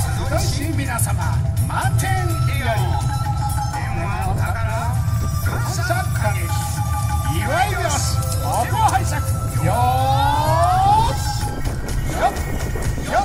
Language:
Japanese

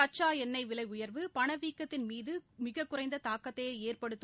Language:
Tamil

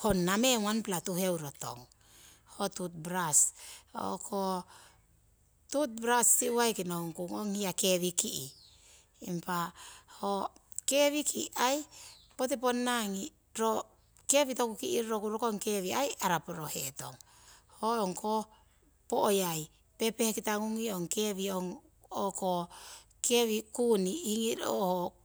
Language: Siwai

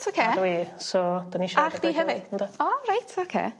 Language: Welsh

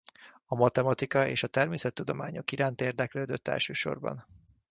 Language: Hungarian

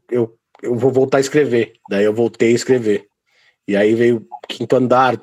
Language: Portuguese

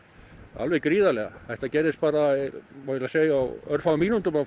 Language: Icelandic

